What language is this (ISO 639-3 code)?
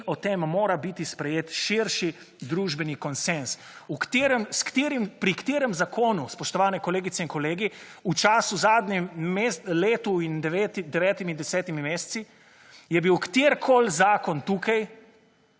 slv